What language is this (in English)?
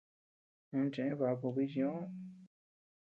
Tepeuxila Cuicatec